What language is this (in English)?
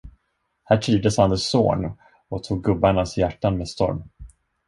Swedish